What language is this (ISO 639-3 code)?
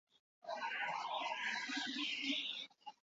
eus